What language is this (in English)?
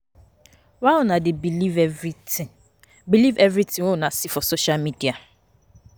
Nigerian Pidgin